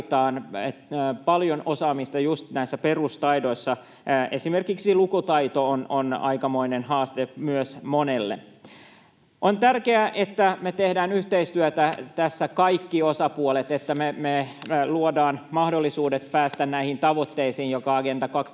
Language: Finnish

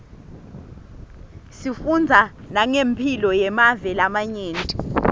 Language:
Swati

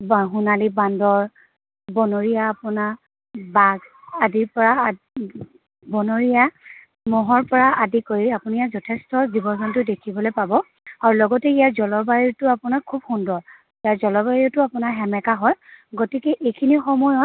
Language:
Assamese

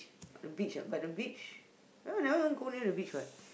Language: English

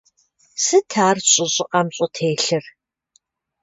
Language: Kabardian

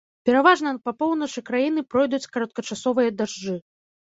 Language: Belarusian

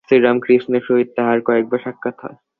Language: Bangla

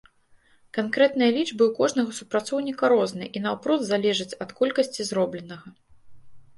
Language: Belarusian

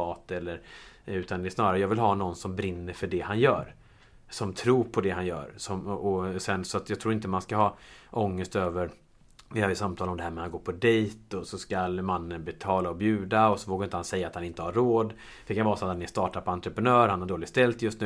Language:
Swedish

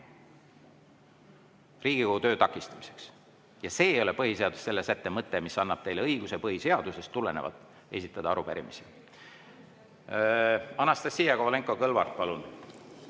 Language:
Estonian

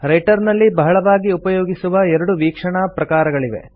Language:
Kannada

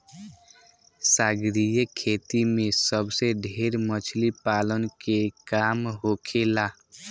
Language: Bhojpuri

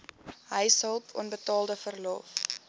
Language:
Afrikaans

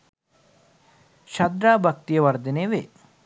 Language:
Sinhala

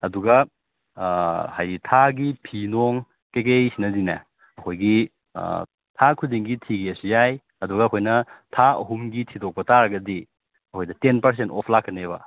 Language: Manipuri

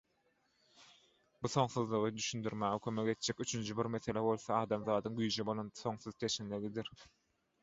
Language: Turkmen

